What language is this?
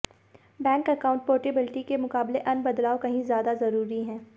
Hindi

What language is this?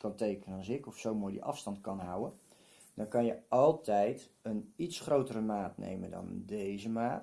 Dutch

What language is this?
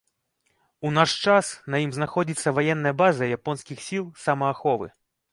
Belarusian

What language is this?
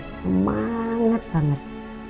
Indonesian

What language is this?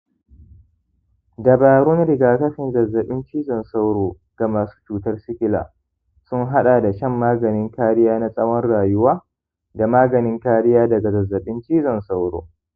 Hausa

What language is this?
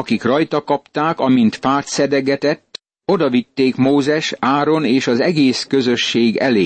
Hungarian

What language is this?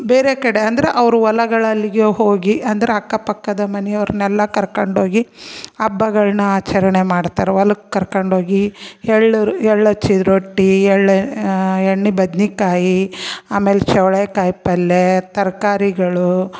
Kannada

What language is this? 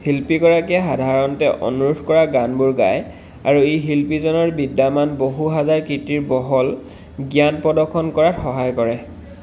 Assamese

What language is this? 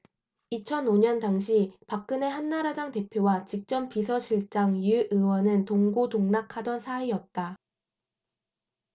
Korean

